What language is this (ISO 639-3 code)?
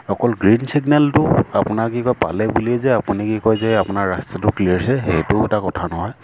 asm